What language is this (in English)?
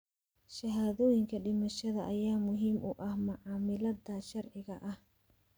Somali